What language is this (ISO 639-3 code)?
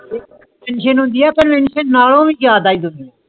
pan